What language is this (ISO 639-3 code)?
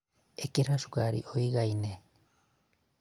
kik